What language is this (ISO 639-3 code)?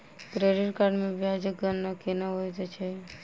mai